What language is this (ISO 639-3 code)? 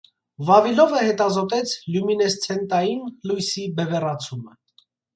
hye